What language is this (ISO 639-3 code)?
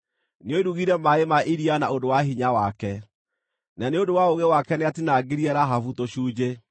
kik